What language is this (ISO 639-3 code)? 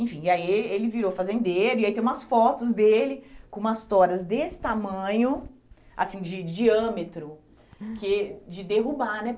por